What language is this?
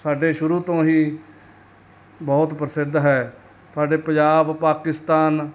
Punjabi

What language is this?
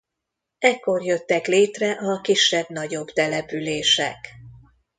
Hungarian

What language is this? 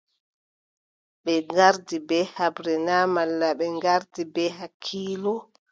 Adamawa Fulfulde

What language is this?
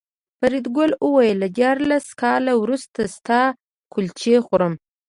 Pashto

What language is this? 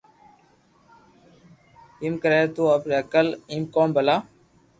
Loarki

